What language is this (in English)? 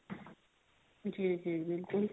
Punjabi